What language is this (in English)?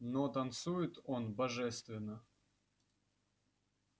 Russian